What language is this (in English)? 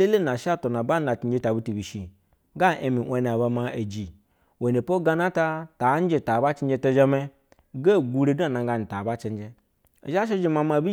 Basa (Nigeria)